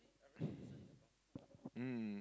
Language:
English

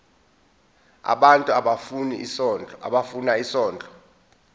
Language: Zulu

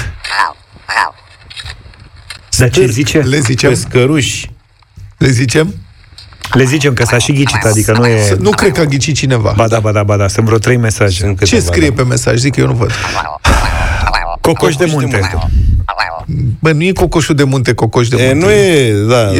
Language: Romanian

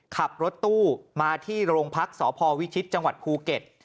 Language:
Thai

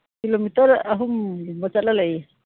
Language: Manipuri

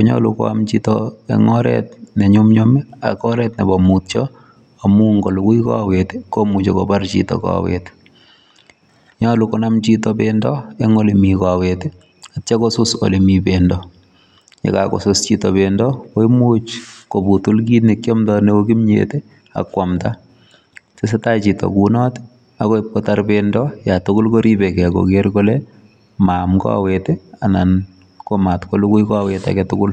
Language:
Kalenjin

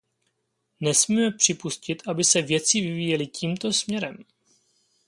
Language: Czech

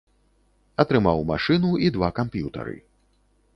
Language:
Belarusian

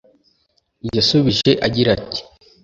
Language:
Kinyarwanda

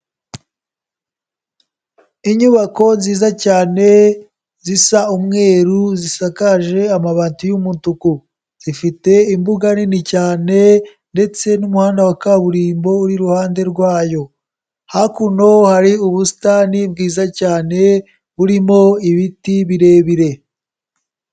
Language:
Kinyarwanda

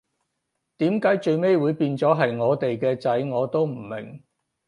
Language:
Cantonese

